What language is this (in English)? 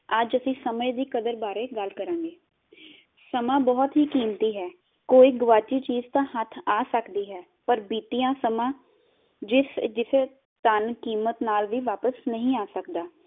Punjabi